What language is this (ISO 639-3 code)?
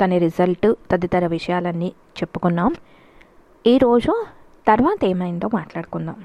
tel